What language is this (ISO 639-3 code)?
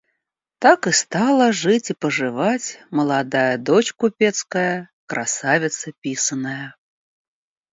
rus